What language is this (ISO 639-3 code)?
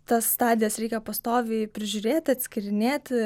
lit